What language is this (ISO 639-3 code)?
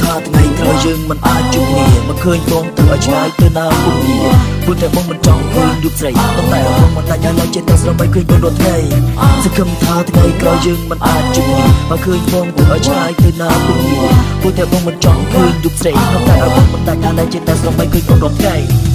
tha